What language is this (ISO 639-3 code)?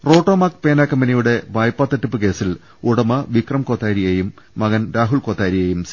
mal